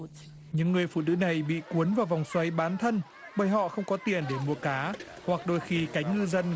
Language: Vietnamese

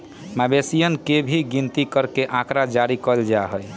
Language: Magahi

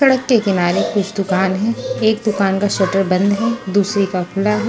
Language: Hindi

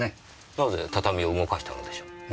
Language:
Japanese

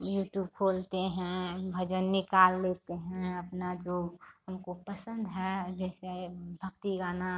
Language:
Hindi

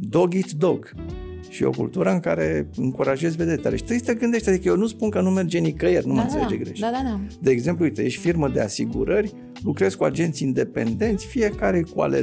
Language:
Romanian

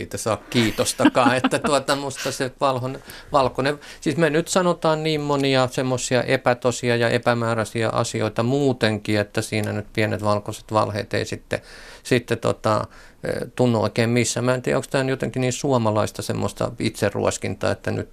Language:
Finnish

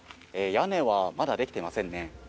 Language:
Japanese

